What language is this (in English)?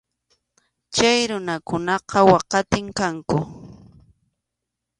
Arequipa-La Unión Quechua